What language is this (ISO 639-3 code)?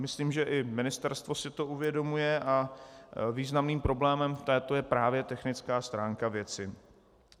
ces